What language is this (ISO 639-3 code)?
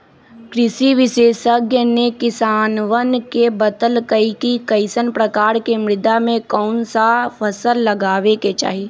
mag